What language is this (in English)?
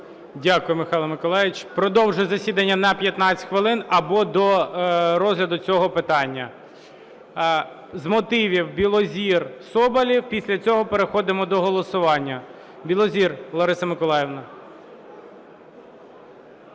Ukrainian